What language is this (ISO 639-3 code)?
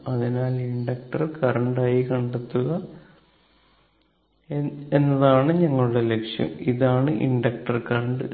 mal